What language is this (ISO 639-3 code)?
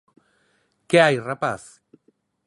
glg